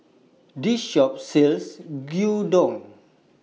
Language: English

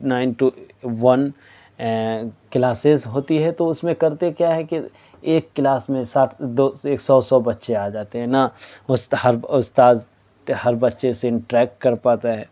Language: Urdu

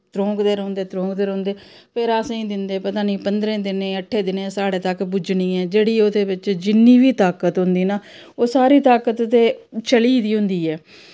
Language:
Dogri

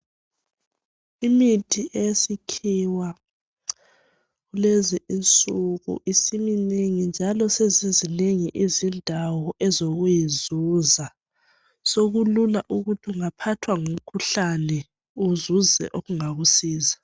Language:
North Ndebele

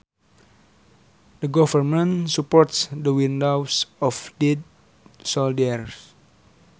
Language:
Sundanese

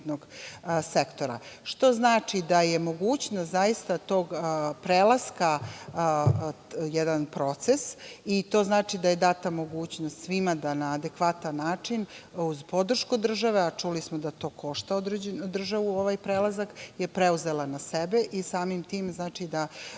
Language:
Serbian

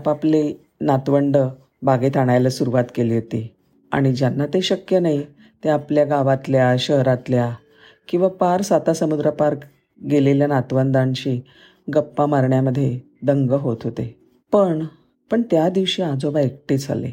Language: Marathi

